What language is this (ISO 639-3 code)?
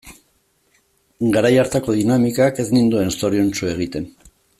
eus